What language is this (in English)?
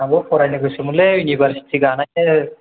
Bodo